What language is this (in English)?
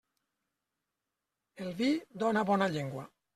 Catalan